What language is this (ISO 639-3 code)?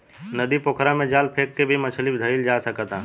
bho